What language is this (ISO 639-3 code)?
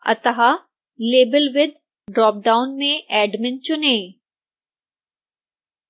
hin